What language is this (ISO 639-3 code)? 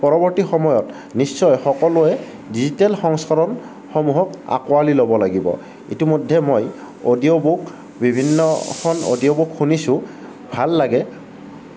asm